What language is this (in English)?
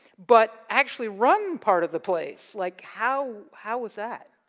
English